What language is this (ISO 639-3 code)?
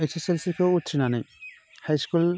brx